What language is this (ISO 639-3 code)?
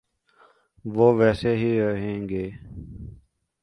urd